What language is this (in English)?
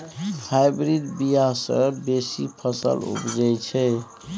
Maithili